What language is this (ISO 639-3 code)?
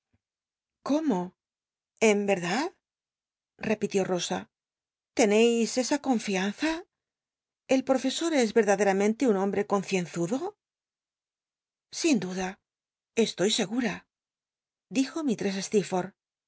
spa